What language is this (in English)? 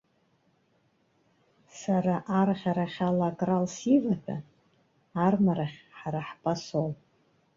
Abkhazian